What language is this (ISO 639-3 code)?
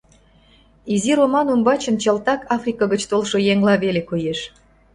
chm